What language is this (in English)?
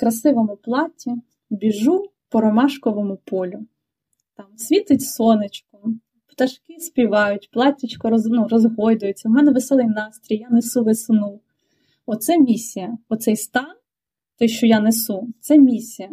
Ukrainian